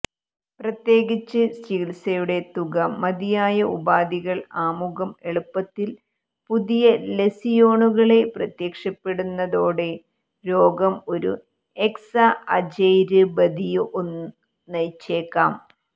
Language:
Malayalam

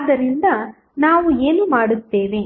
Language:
Kannada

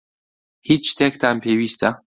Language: Central Kurdish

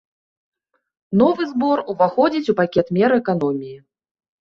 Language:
Belarusian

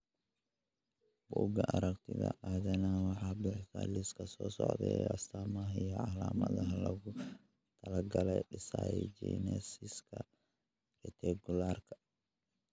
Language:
Somali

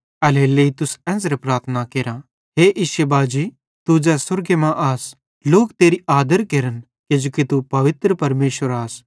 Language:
Bhadrawahi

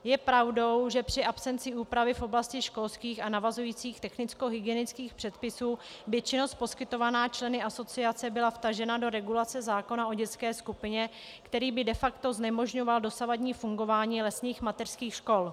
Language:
Czech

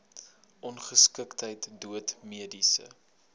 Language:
Afrikaans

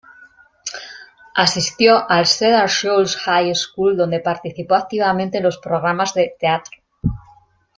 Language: Spanish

